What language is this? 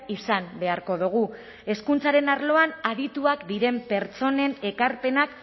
Basque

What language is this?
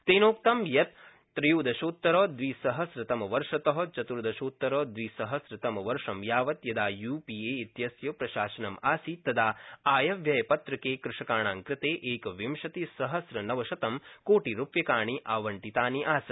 Sanskrit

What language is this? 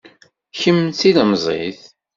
Kabyle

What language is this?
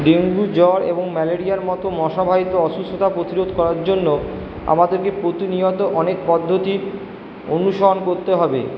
Bangla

